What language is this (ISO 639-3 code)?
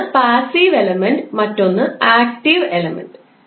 mal